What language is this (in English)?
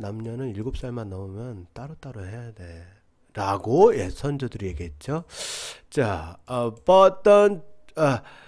Korean